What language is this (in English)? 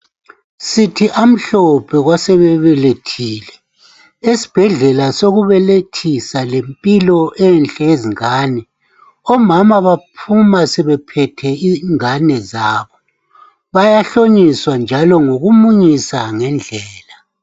North Ndebele